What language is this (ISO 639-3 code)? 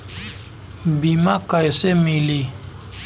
bho